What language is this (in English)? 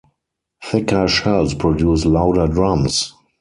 English